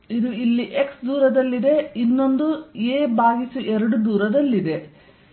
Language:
Kannada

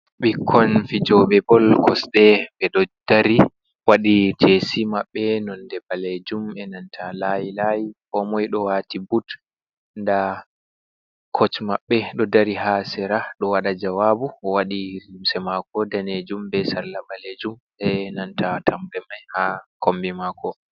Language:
Fula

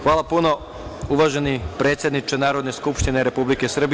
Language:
Serbian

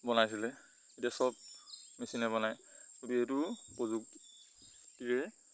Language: Assamese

